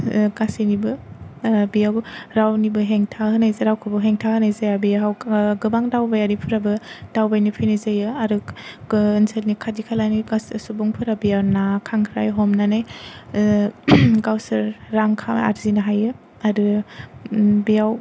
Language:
Bodo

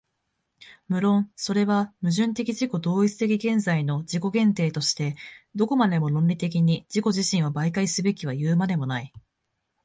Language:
Japanese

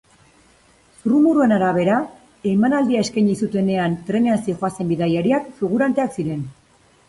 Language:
Basque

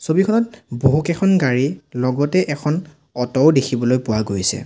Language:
Assamese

